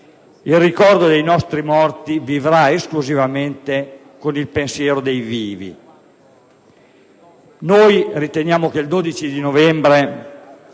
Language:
Italian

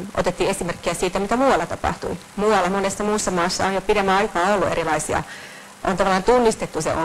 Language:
Finnish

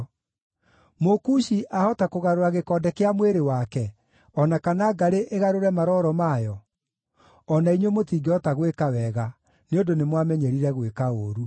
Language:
Kikuyu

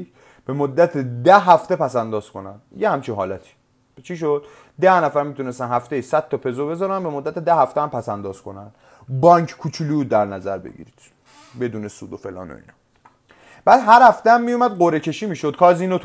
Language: Persian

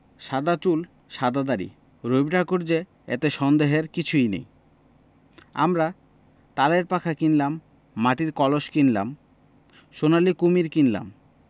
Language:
Bangla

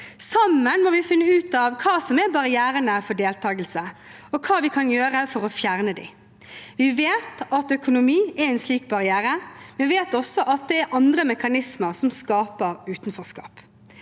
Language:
Norwegian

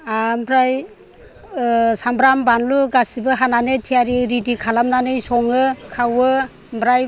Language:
Bodo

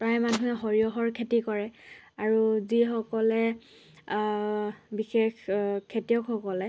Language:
Assamese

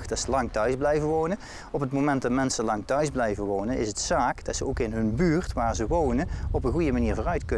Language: Dutch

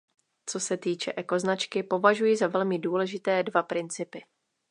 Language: Czech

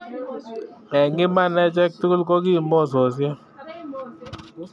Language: Kalenjin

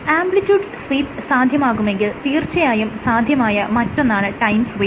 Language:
Malayalam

